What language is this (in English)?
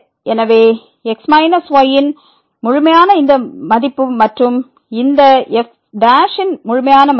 Tamil